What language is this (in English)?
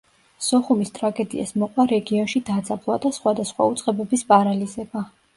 Georgian